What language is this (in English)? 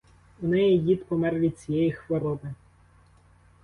Ukrainian